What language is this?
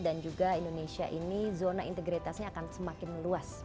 Indonesian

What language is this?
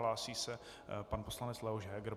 Czech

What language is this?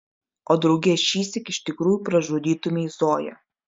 Lithuanian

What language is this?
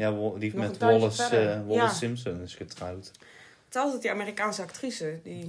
Dutch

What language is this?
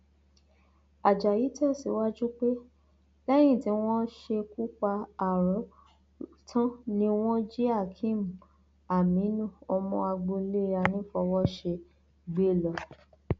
Yoruba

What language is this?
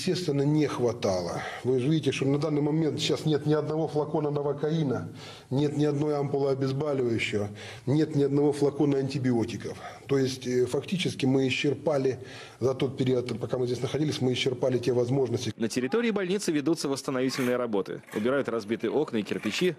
Russian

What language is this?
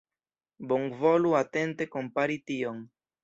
Esperanto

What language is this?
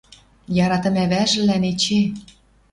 Western Mari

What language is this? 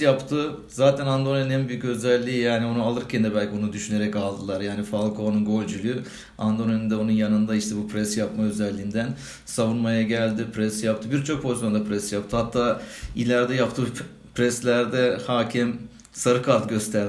Turkish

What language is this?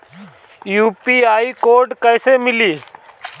Bhojpuri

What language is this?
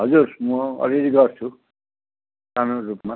Nepali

